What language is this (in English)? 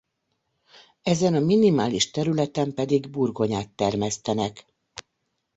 Hungarian